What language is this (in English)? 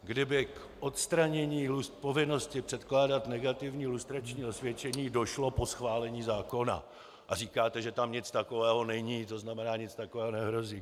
Czech